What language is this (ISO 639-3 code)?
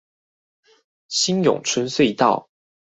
zho